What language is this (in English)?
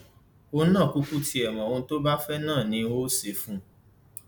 Yoruba